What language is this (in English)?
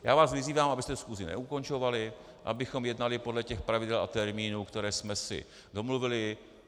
Czech